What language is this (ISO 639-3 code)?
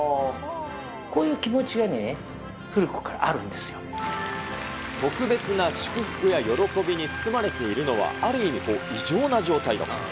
jpn